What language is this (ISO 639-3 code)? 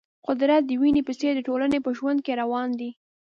pus